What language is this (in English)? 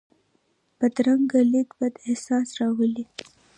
Pashto